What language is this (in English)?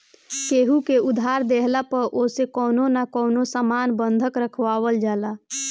Bhojpuri